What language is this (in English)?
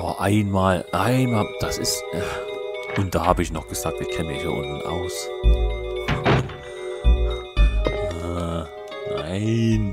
German